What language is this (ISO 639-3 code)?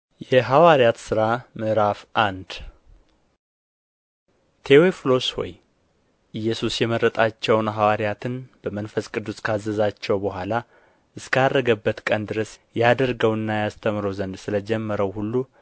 amh